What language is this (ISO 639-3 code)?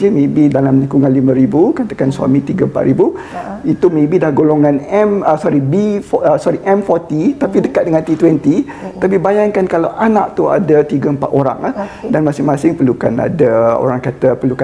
msa